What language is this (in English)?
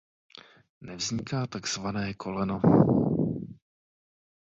Czech